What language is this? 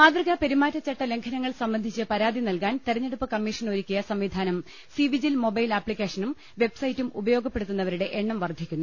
Malayalam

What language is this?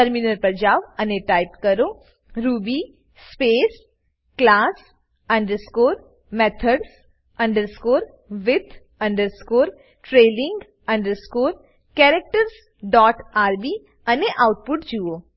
Gujarati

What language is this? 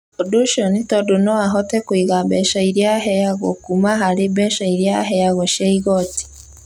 Kikuyu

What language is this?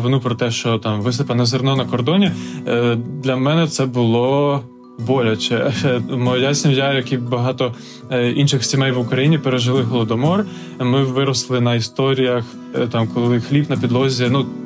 Ukrainian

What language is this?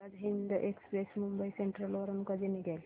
Marathi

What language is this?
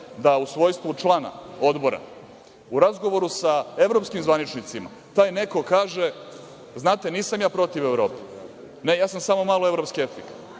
Serbian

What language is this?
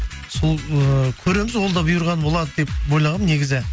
Kazakh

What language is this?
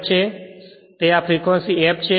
Gujarati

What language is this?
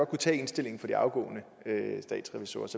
Danish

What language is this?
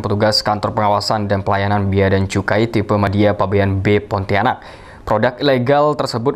Indonesian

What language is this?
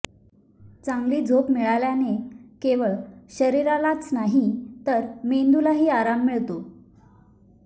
Marathi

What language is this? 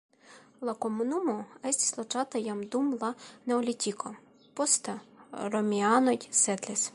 Esperanto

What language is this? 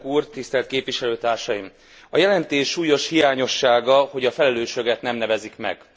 Hungarian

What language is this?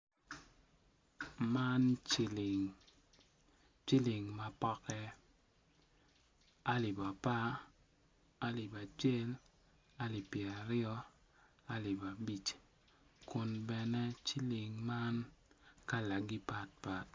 Acoli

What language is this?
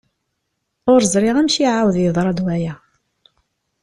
Kabyle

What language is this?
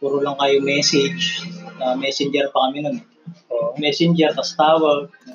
Filipino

